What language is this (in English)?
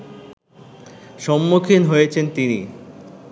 Bangla